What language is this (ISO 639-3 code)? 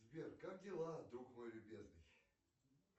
rus